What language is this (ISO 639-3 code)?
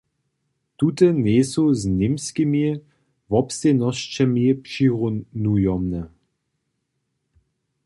hsb